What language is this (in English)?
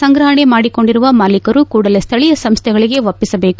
Kannada